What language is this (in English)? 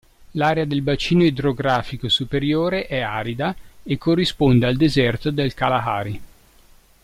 Italian